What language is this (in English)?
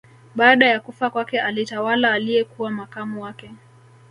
Swahili